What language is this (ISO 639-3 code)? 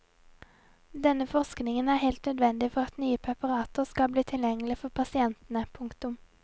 nor